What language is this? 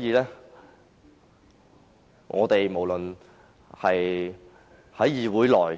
Cantonese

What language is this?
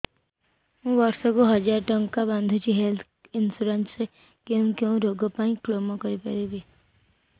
Odia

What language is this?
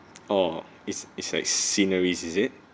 English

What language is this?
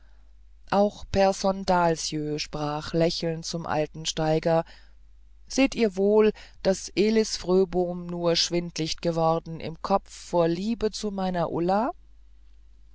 German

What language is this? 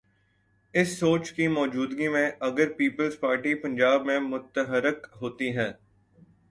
Urdu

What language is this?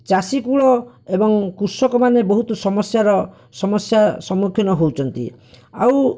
Odia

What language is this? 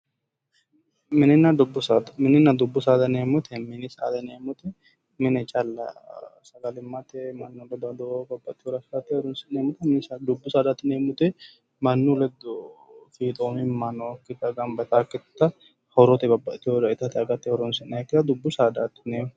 Sidamo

